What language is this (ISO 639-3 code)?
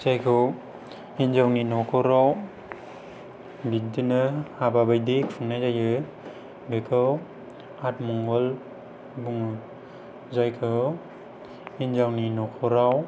brx